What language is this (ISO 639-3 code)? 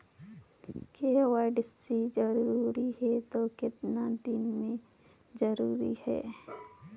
hne